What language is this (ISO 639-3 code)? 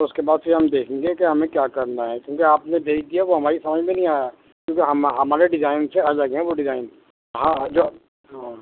urd